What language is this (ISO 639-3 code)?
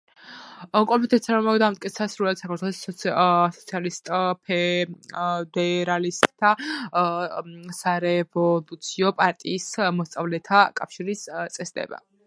kat